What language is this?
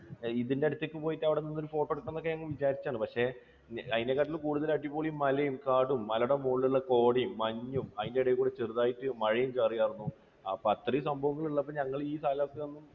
Malayalam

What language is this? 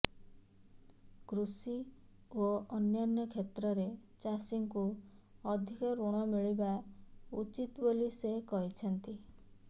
Odia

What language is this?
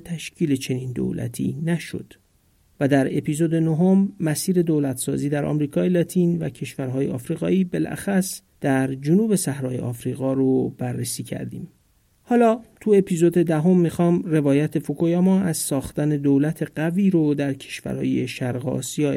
Persian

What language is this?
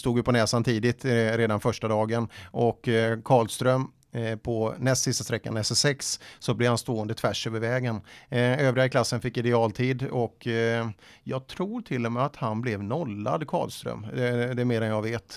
Swedish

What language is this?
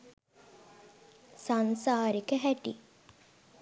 Sinhala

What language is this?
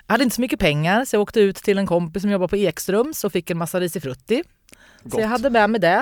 Swedish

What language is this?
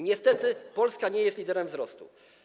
Polish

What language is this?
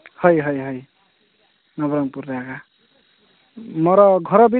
Odia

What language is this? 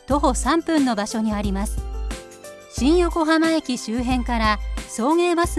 Japanese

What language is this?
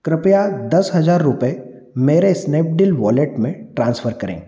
Hindi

